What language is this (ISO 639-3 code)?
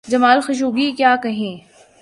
urd